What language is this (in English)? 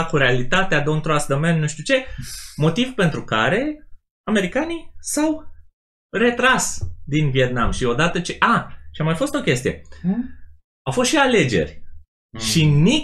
Romanian